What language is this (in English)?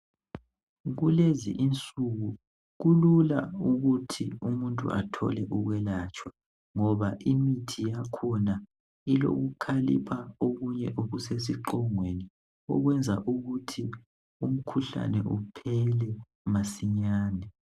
North Ndebele